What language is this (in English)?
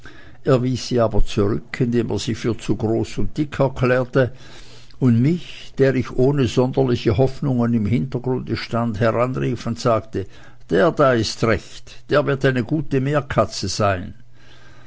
German